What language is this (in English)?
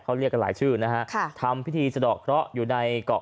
Thai